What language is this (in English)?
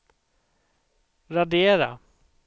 Swedish